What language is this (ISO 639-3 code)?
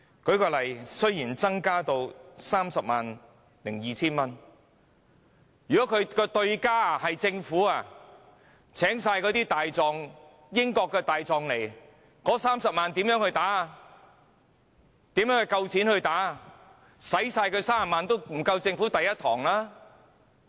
yue